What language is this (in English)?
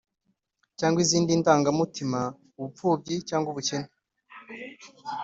Kinyarwanda